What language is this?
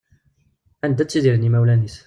Kabyle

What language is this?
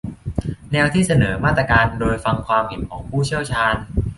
Thai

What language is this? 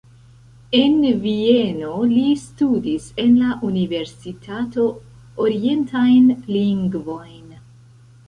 Esperanto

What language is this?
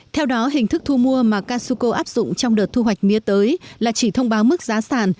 Vietnamese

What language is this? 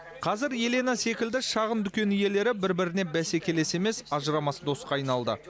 Kazakh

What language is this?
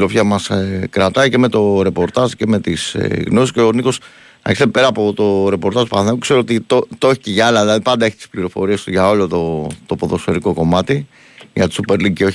Greek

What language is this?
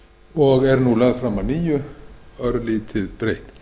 Icelandic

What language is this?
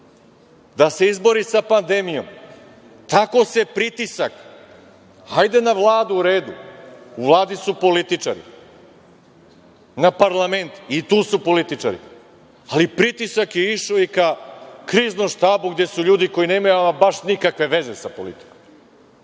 Serbian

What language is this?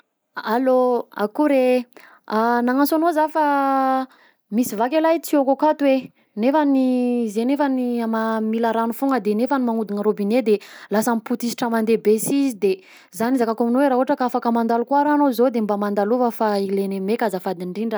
Southern Betsimisaraka Malagasy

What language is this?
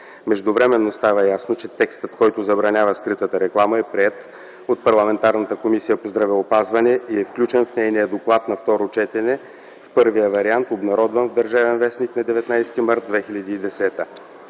Bulgarian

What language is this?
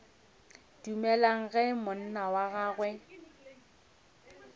Northern Sotho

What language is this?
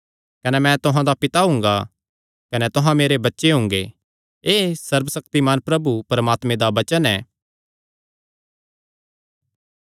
Kangri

